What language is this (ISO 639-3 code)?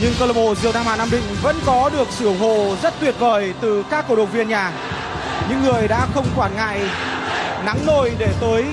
vie